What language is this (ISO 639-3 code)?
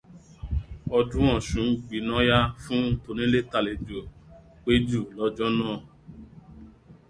yor